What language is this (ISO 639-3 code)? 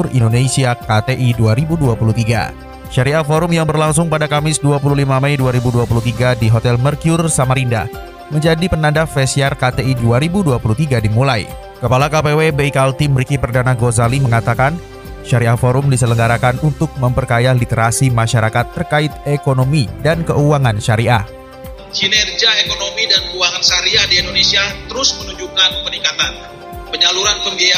ind